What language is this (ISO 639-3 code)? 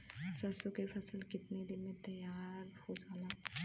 bho